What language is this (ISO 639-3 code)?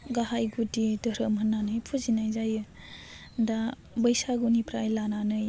brx